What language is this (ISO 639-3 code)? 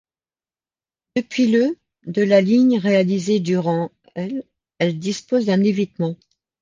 fra